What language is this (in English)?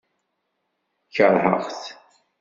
Kabyle